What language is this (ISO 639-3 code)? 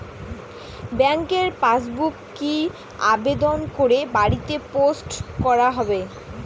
ben